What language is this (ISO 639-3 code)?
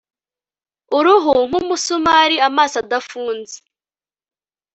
kin